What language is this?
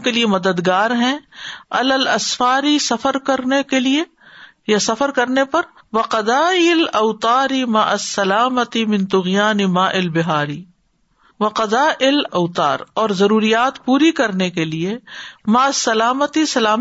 Urdu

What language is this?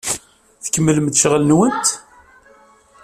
Kabyle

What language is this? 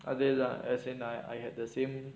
English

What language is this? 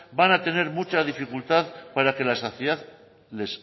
Spanish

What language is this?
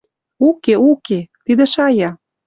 Western Mari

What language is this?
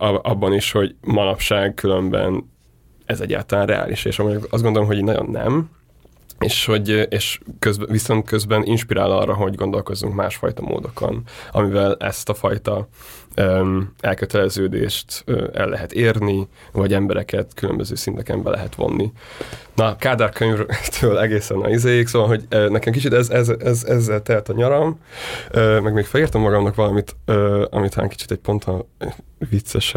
Hungarian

